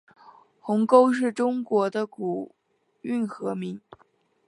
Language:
Chinese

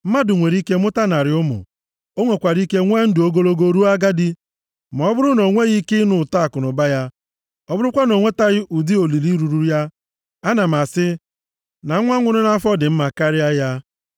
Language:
Igbo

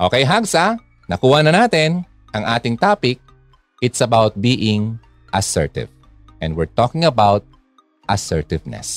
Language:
Filipino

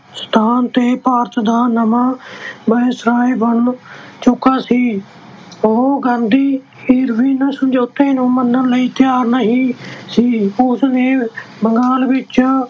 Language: Punjabi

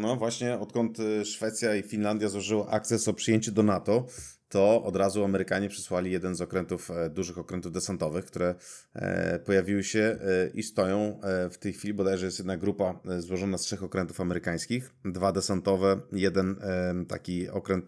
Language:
Polish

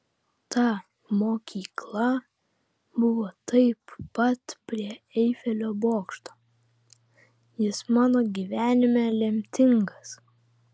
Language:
Lithuanian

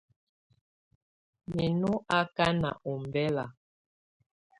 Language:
Tunen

